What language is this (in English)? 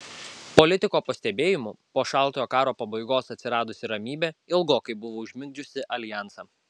Lithuanian